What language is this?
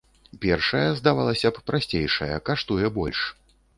Belarusian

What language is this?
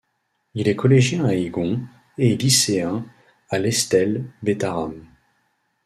French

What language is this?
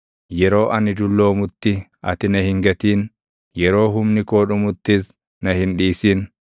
Oromo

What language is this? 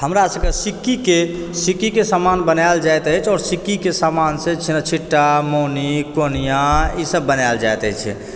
Maithili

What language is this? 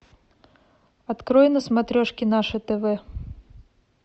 Russian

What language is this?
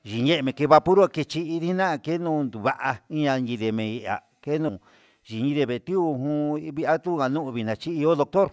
Huitepec Mixtec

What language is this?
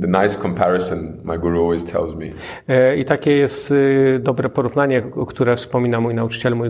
Polish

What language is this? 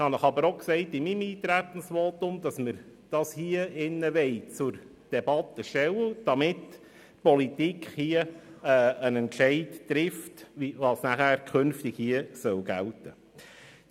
Swiss German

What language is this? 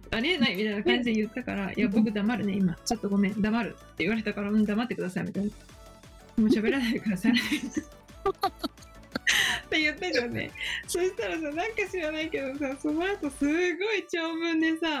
Japanese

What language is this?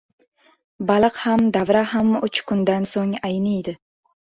Uzbek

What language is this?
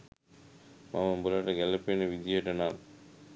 Sinhala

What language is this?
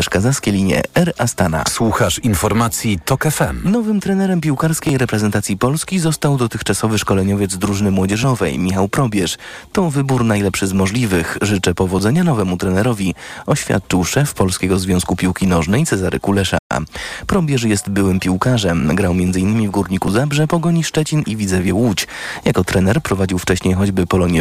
Polish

